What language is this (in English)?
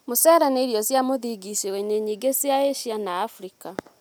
Kikuyu